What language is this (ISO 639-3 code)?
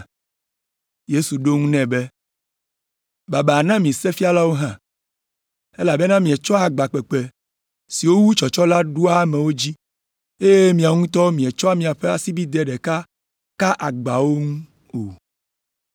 ewe